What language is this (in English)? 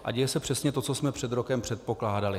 Czech